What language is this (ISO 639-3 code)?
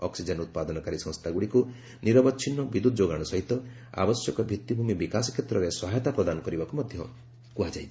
ori